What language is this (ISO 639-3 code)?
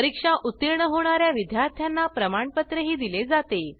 mar